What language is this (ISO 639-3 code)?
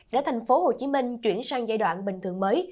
vie